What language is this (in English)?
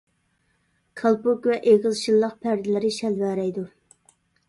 Uyghur